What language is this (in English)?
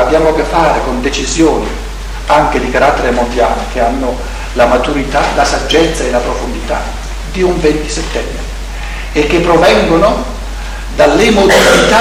Italian